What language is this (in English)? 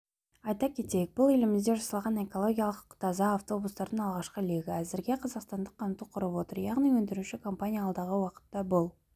Kazakh